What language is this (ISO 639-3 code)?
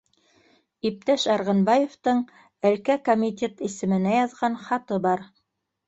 bak